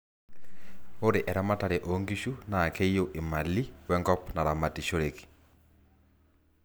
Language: Masai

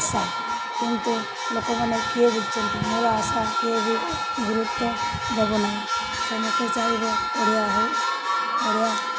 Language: Odia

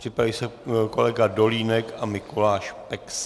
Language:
Czech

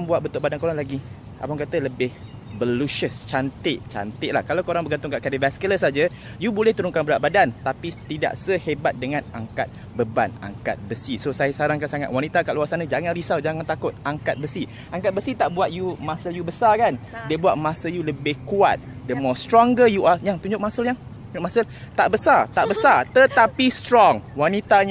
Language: Malay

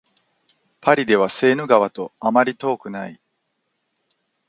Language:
Japanese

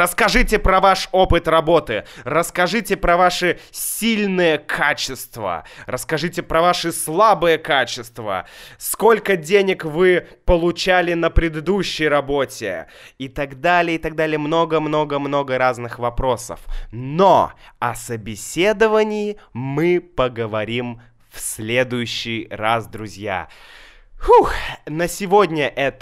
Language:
Russian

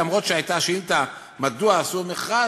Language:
Hebrew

